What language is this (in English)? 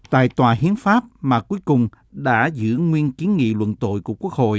Vietnamese